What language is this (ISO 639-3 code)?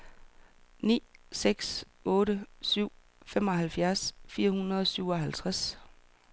dan